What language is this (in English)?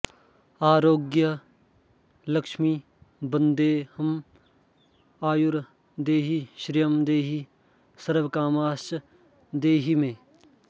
Sanskrit